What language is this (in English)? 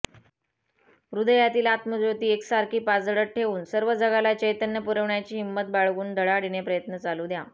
Marathi